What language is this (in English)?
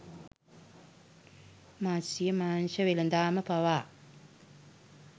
Sinhala